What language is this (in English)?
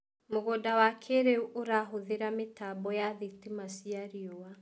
Kikuyu